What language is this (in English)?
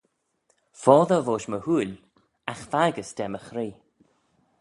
Manx